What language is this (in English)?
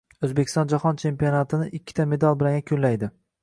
Uzbek